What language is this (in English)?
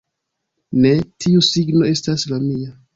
Esperanto